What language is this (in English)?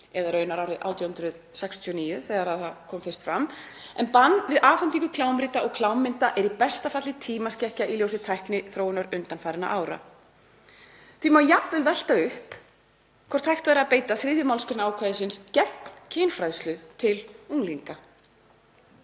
Icelandic